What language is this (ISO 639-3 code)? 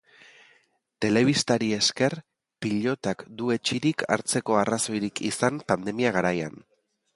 eus